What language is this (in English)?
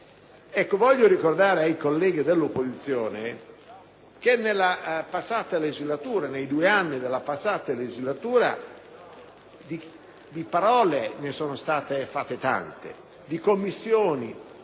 Italian